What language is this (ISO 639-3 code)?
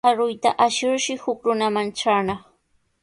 qws